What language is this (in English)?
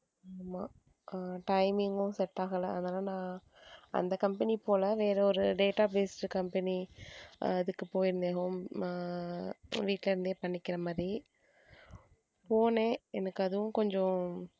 Tamil